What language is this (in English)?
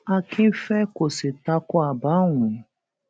Yoruba